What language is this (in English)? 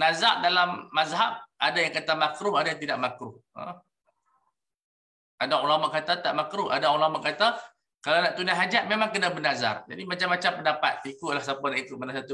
Malay